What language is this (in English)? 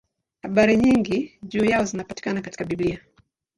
Swahili